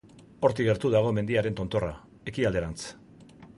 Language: Basque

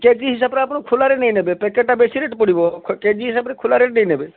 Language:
Odia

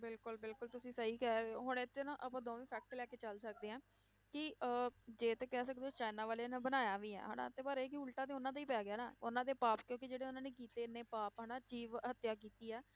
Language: Punjabi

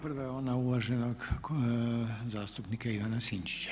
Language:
Croatian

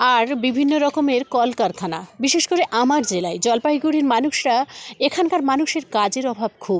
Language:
Bangla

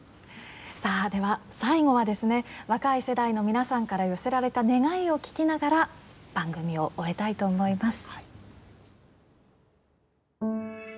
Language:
Japanese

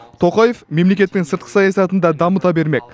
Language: Kazakh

